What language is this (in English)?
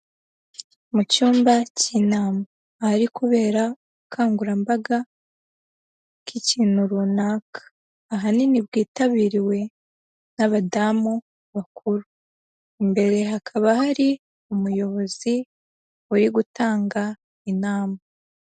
Kinyarwanda